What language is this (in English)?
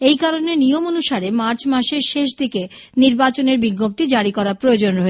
Bangla